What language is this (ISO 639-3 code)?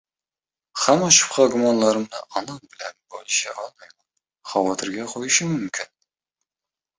uzb